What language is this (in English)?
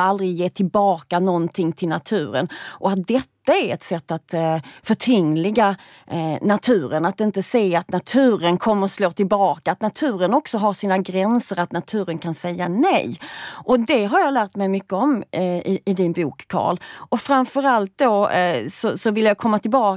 Swedish